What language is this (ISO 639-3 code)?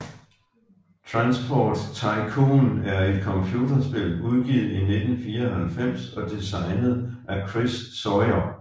dan